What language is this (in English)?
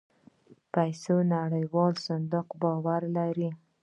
Pashto